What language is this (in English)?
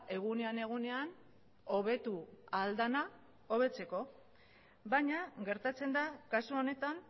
Basque